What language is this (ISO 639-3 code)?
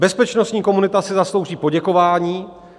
ces